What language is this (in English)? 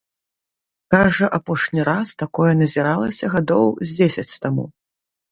Belarusian